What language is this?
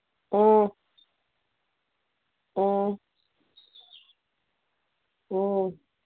Manipuri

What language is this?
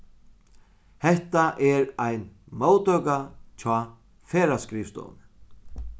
Faroese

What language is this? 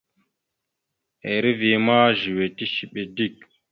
Mada (Cameroon)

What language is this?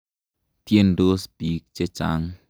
Kalenjin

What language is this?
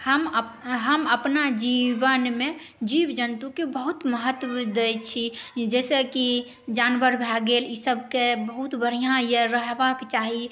Maithili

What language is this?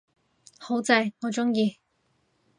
Cantonese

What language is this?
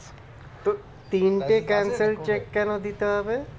Bangla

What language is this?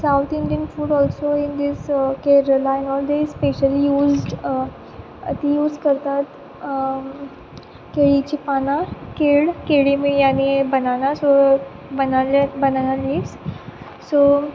Konkani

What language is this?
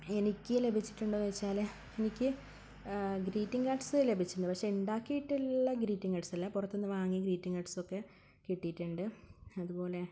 Malayalam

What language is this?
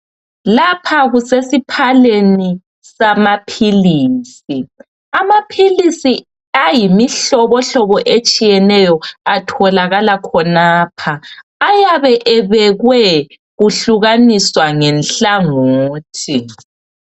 North Ndebele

